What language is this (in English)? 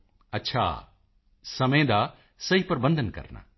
Punjabi